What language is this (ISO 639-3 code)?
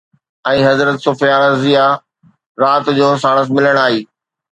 snd